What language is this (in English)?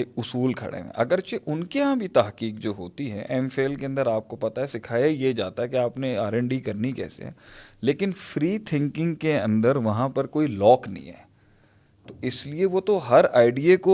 Urdu